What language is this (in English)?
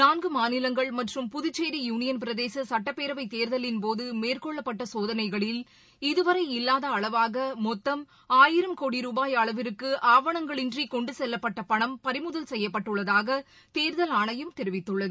Tamil